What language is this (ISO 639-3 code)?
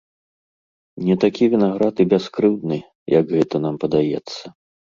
bel